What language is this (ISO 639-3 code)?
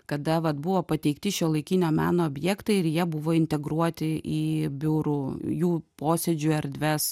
lit